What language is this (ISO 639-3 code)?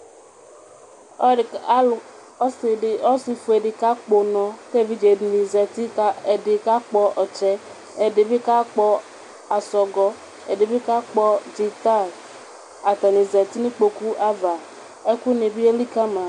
kpo